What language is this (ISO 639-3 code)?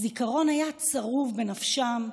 heb